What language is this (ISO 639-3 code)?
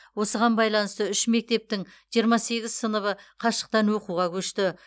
kaz